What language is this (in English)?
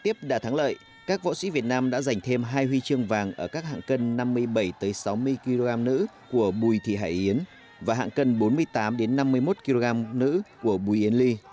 Vietnamese